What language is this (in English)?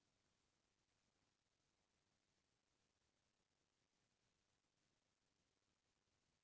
Chhattisgarhi